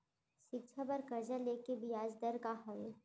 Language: Chhattisgarhi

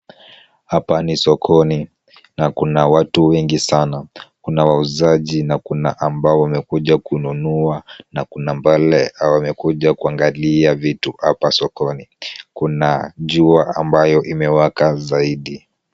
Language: Swahili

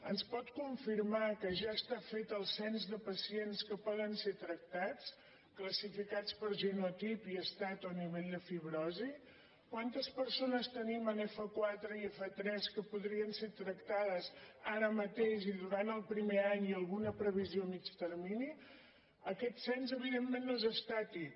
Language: Catalan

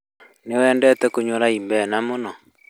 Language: Kikuyu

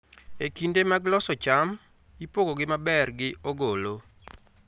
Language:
Luo (Kenya and Tanzania)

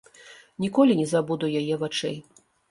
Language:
Belarusian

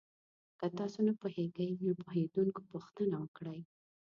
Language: Pashto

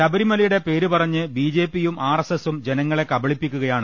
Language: Malayalam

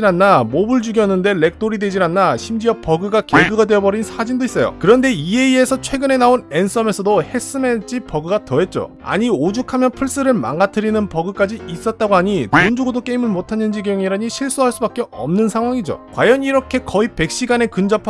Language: Korean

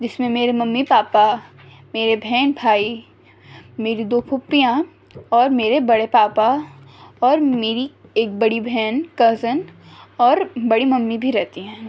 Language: Urdu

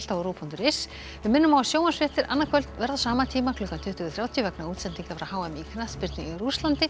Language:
Icelandic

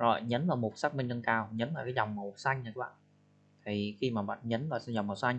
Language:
Vietnamese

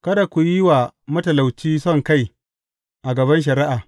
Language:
Hausa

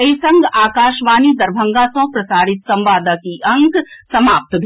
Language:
Maithili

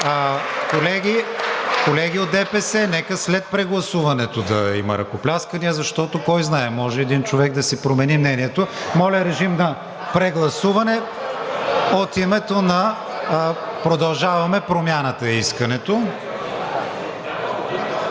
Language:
Bulgarian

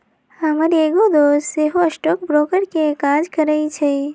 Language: Magahi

